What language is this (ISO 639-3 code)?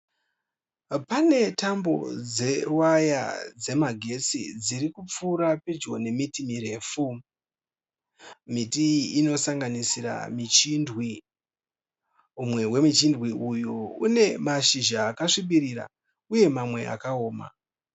sna